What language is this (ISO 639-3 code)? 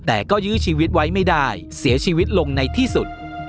tha